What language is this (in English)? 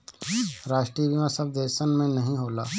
Bhojpuri